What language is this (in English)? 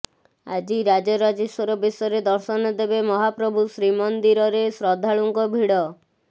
Odia